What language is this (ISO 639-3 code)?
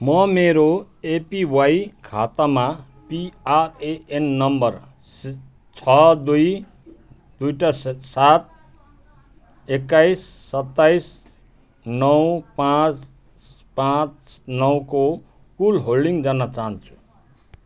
nep